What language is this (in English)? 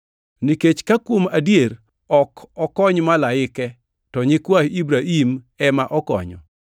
Luo (Kenya and Tanzania)